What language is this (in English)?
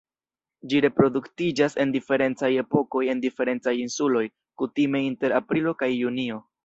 Esperanto